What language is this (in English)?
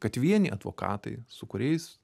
Lithuanian